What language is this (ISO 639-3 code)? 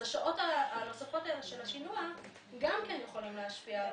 heb